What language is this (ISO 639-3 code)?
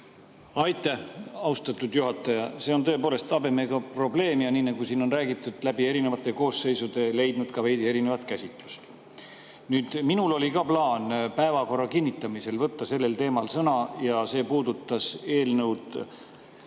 est